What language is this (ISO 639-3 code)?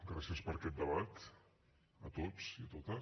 cat